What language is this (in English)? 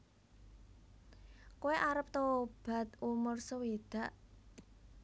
Javanese